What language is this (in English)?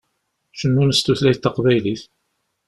Kabyle